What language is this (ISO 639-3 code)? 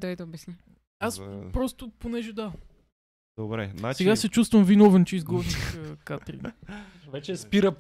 bul